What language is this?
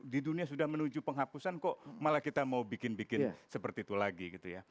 Indonesian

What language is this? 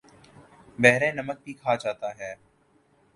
Urdu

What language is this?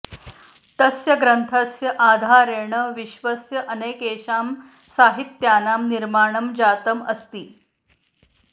Sanskrit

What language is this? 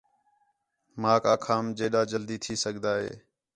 Khetrani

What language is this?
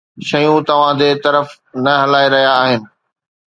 Sindhi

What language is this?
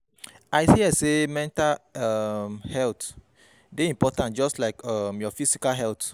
Nigerian Pidgin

